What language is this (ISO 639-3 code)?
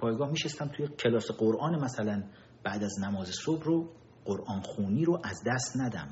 fas